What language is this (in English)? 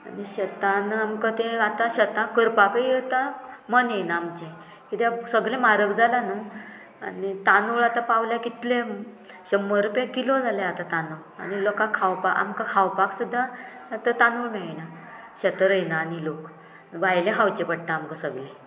Konkani